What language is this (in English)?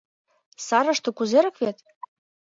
Mari